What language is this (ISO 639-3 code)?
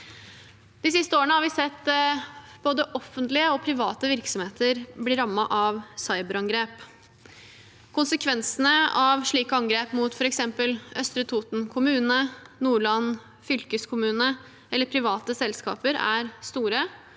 nor